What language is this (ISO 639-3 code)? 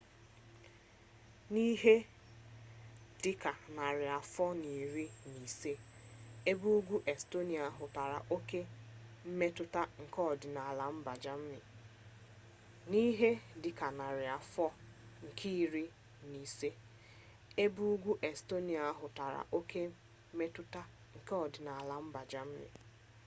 ibo